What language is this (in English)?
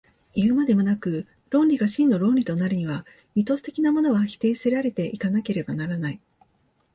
Japanese